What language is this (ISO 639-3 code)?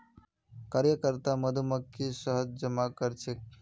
mag